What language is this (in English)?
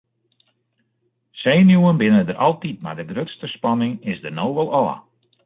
Western Frisian